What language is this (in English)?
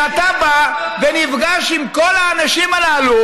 Hebrew